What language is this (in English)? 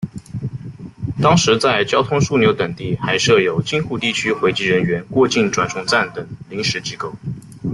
Chinese